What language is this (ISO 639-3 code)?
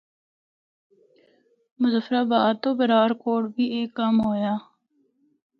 hno